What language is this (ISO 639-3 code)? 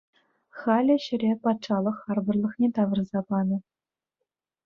chv